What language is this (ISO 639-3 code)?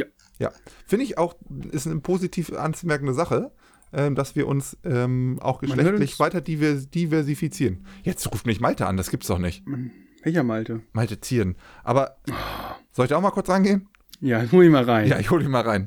deu